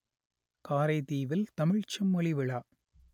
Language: Tamil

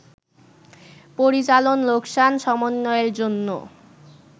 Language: Bangla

